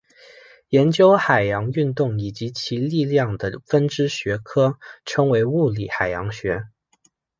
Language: Chinese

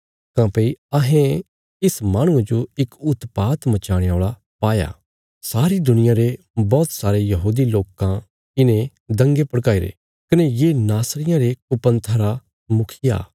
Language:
Bilaspuri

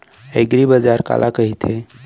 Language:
Chhattisgarhi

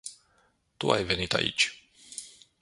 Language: Romanian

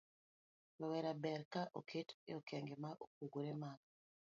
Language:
Luo (Kenya and Tanzania)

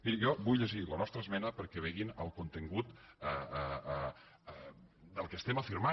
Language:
Catalan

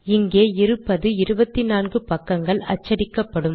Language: Tamil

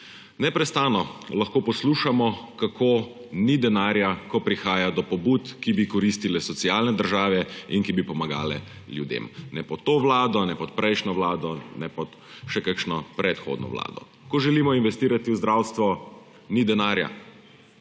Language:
Slovenian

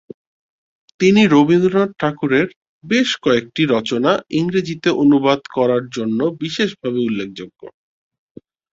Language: Bangla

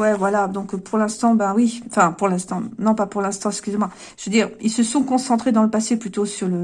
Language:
French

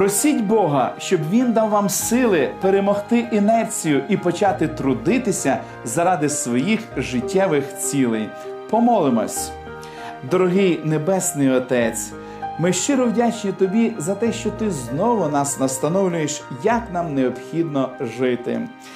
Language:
Ukrainian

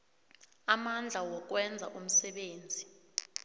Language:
South Ndebele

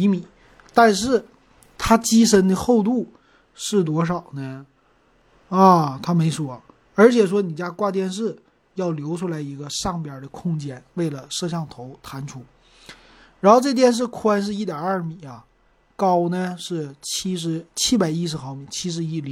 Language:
Chinese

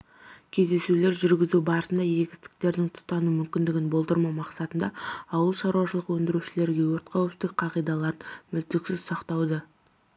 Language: Kazakh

